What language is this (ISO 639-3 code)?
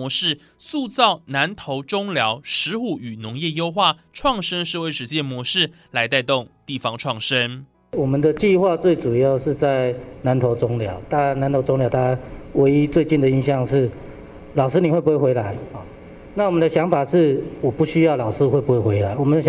zho